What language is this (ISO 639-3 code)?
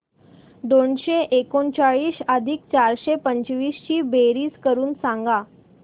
mar